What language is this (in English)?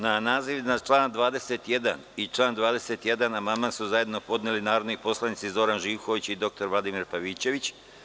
Serbian